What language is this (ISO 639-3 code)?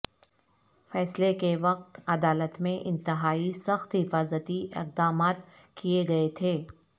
urd